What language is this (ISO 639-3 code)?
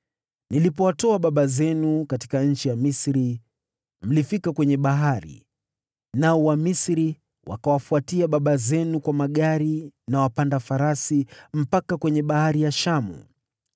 swa